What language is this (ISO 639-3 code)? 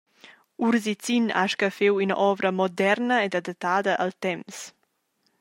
roh